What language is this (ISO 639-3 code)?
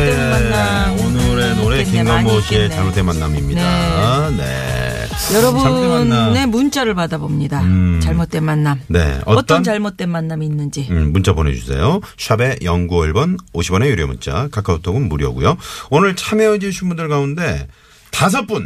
kor